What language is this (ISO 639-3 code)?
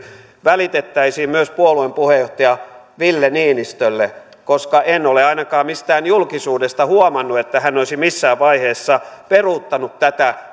fin